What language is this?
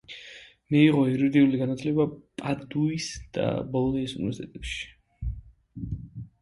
Georgian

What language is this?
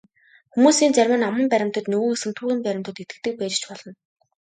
Mongolian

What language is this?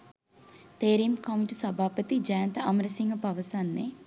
Sinhala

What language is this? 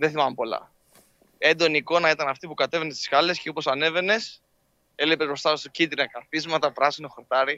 Greek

